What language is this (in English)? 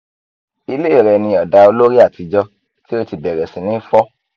Yoruba